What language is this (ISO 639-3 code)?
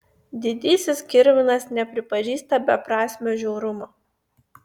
lit